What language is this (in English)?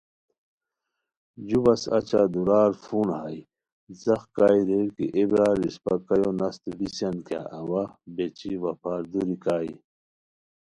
Khowar